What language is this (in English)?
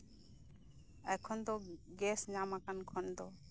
Santali